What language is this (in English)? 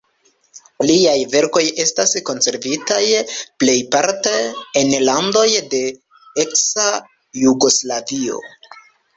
Esperanto